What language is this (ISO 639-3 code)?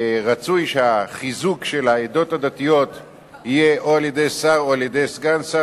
heb